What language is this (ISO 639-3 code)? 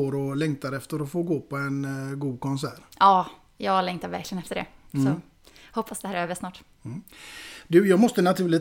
swe